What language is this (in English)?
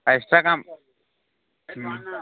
Odia